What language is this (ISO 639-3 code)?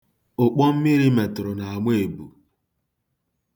ibo